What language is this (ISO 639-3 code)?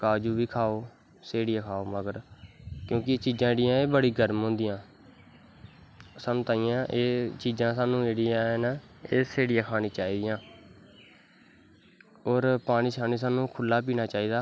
doi